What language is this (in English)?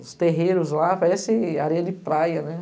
Portuguese